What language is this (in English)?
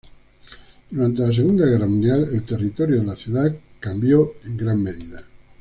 Spanish